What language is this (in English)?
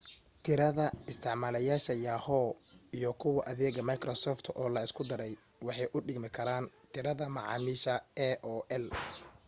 Somali